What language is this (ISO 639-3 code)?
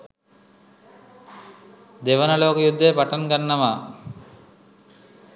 sin